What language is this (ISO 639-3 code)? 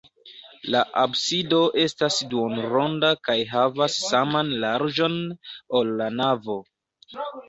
epo